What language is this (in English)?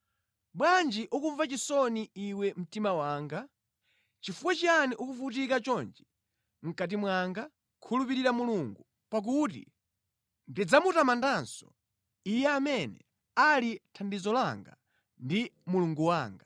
Nyanja